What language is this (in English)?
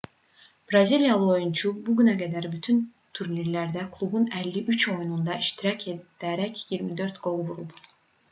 Azerbaijani